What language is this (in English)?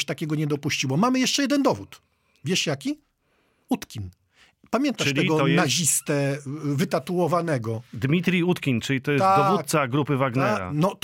Polish